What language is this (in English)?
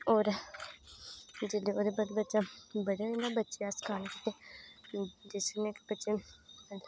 Dogri